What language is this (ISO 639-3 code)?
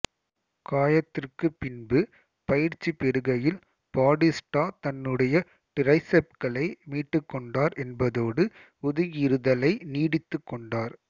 tam